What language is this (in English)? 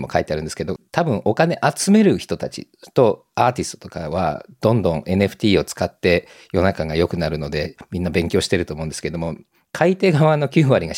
Japanese